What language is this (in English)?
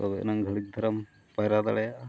Santali